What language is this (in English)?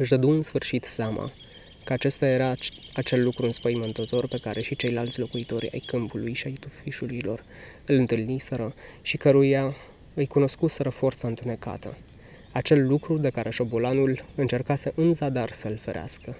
Romanian